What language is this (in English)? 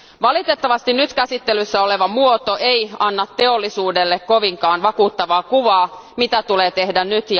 Finnish